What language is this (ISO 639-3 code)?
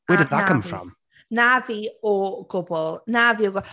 cym